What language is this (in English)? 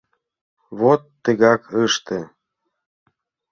Mari